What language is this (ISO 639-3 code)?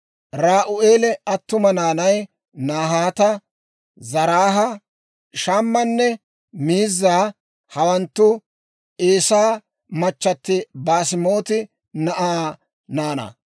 dwr